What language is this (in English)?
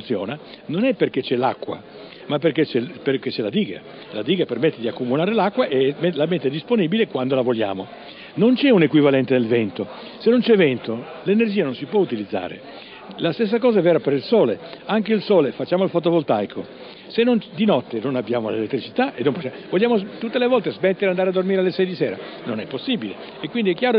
Italian